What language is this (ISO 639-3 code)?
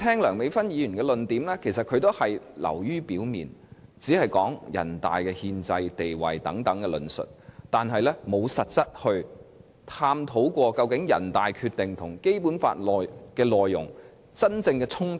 yue